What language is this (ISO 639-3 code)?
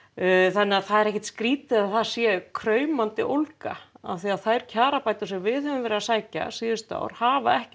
isl